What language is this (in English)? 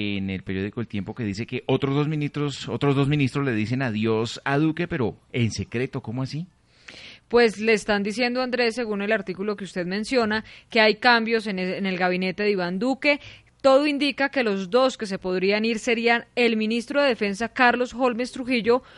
Spanish